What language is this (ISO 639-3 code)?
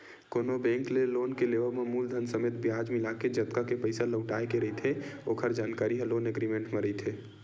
hne